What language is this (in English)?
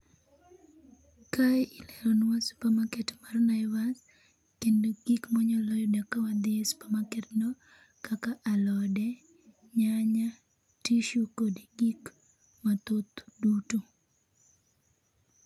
Luo (Kenya and Tanzania)